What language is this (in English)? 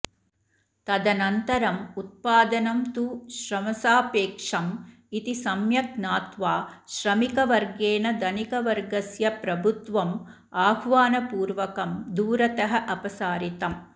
Sanskrit